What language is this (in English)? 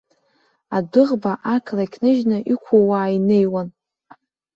Abkhazian